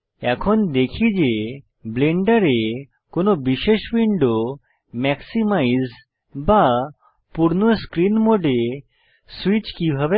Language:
Bangla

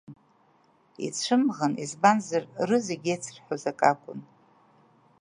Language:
Abkhazian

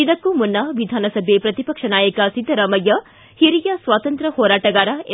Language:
Kannada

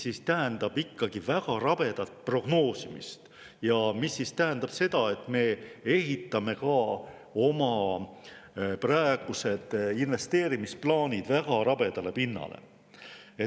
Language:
Estonian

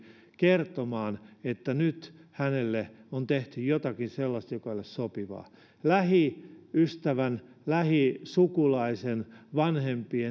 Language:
Finnish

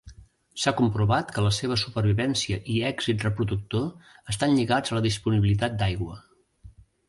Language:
Catalan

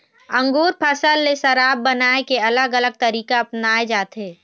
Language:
Chhattisgarhi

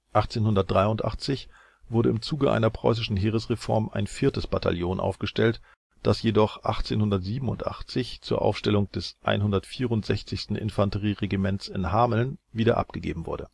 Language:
German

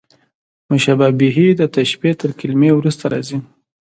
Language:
Pashto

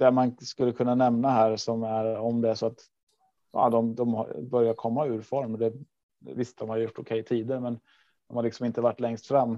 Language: Swedish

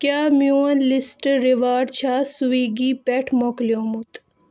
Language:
Kashmiri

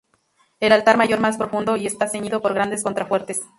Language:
Spanish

